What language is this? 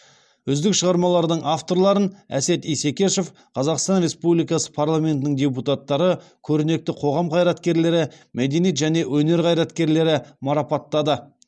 Kazakh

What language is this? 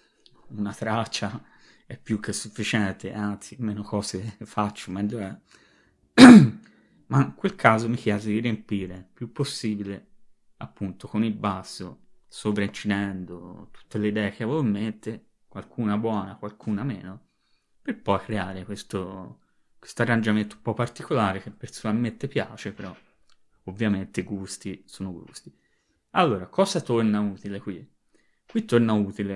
Italian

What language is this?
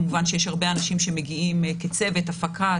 Hebrew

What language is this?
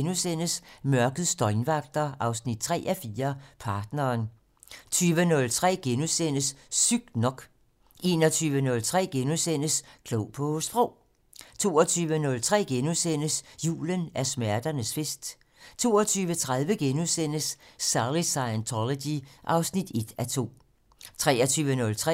Danish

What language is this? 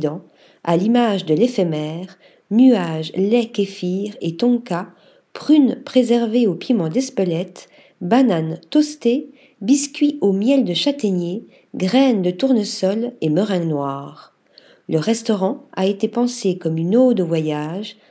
French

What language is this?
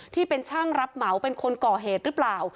Thai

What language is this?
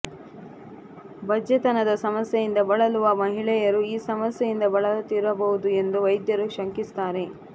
Kannada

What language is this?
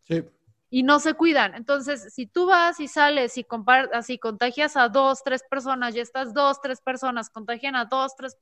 Spanish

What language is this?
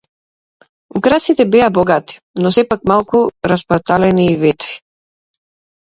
Macedonian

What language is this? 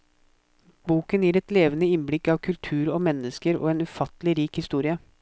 Norwegian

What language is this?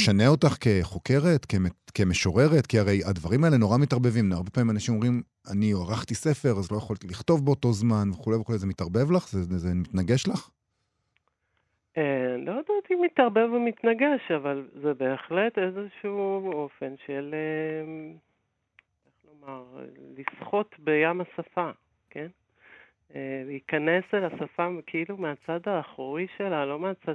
Hebrew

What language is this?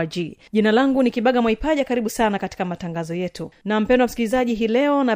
Swahili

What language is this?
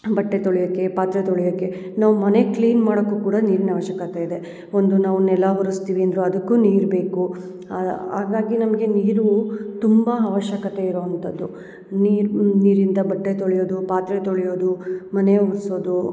Kannada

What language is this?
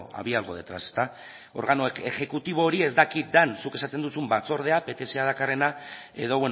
Basque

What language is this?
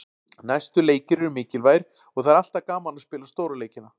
Icelandic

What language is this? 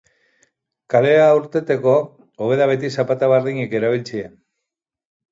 Basque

